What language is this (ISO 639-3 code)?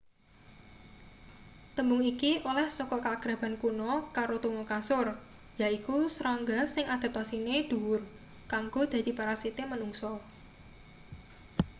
jav